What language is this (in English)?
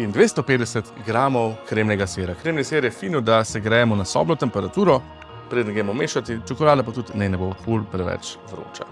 Slovenian